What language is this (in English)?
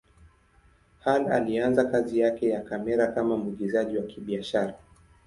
Swahili